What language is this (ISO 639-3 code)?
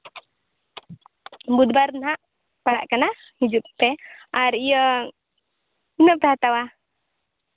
sat